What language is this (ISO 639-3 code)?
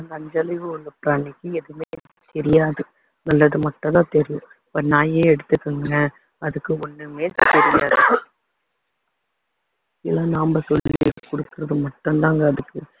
tam